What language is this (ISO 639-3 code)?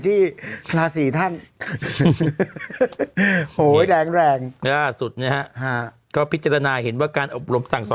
tha